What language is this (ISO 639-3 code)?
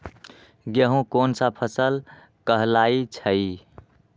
mag